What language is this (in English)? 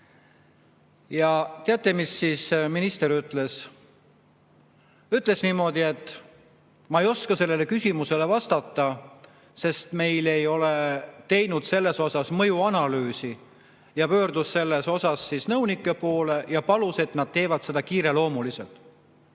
Estonian